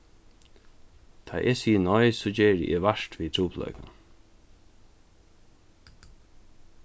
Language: Faroese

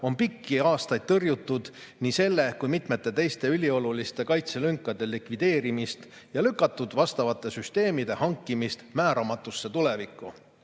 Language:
Estonian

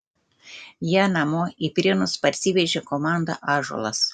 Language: Lithuanian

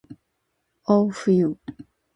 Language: Japanese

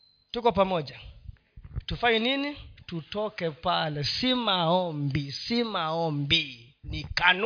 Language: Swahili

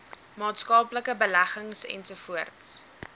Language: Afrikaans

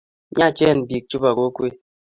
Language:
Kalenjin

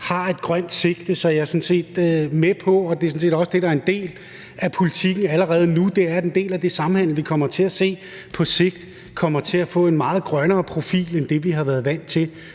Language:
Danish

